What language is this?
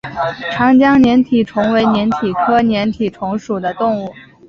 Chinese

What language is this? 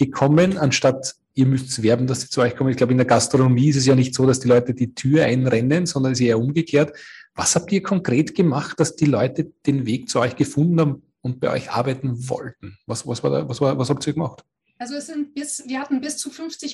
German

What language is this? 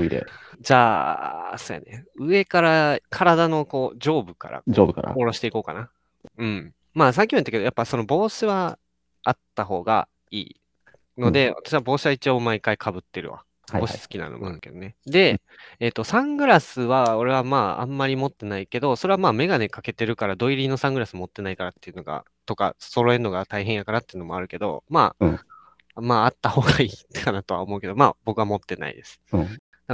Japanese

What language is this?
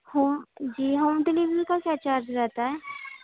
Urdu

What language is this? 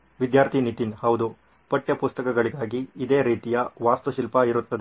Kannada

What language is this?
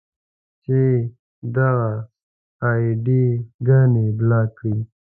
Pashto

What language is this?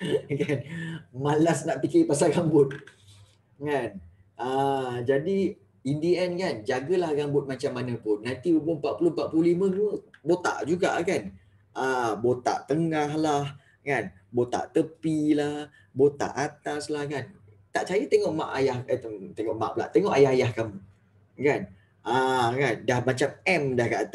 Malay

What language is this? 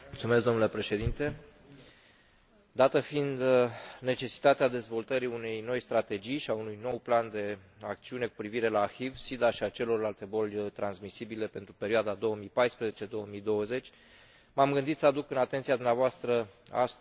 Romanian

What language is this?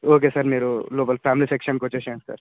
Telugu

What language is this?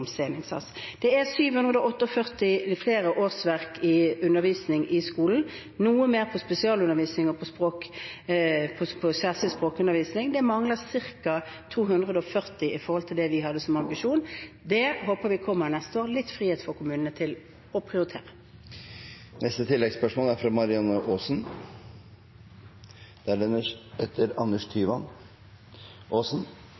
Norwegian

